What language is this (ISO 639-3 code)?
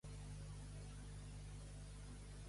cat